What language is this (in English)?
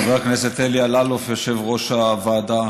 Hebrew